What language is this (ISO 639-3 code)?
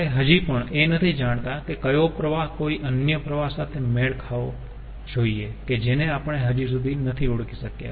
guj